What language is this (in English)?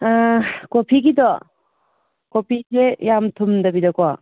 Manipuri